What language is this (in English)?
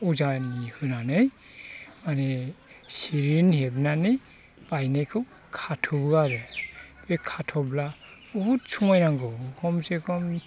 Bodo